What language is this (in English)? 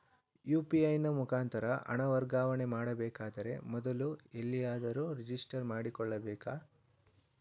Kannada